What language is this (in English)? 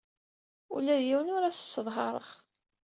Kabyle